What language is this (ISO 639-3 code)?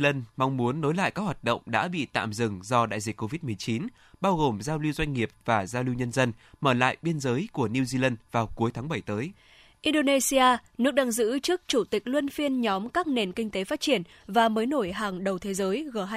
vie